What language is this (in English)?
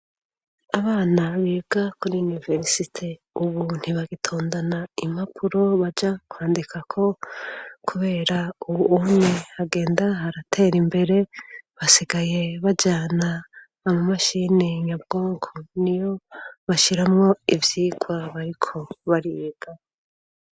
Rundi